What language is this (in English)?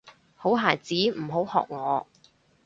Cantonese